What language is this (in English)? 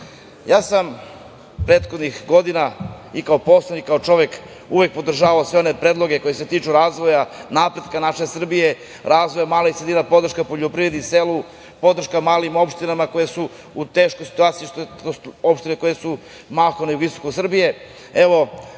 Serbian